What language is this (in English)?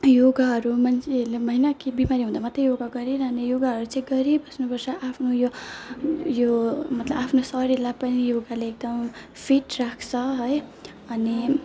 Nepali